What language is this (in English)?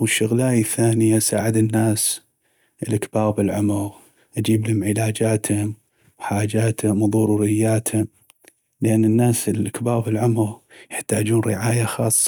North Mesopotamian Arabic